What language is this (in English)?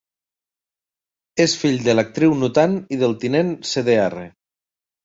Catalan